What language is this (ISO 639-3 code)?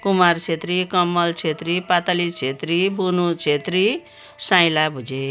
nep